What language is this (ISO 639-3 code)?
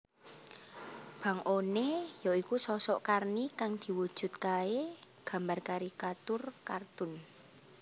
jav